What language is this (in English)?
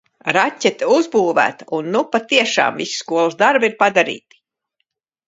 Latvian